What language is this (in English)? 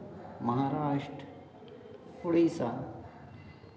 Hindi